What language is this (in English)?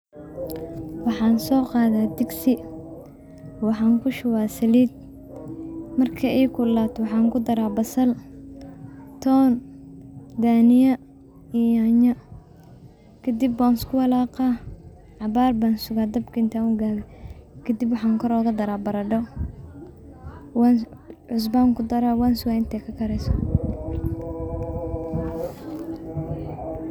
Somali